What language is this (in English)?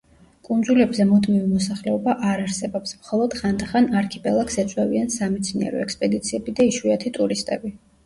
Georgian